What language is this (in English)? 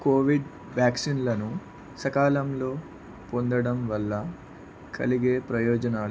Telugu